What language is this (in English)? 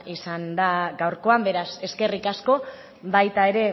Basque